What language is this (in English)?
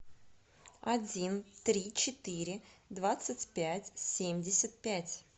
Russian